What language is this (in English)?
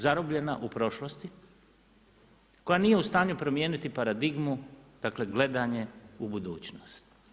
Croatian